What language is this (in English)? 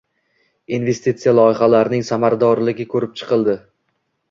Uzbek